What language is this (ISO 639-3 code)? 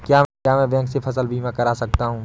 hin